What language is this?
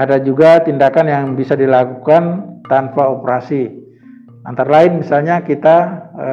Indonesian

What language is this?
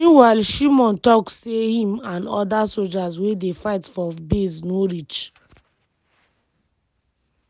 Nigerian Pidgin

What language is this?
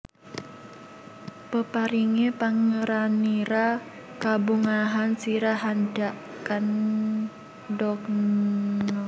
Javanese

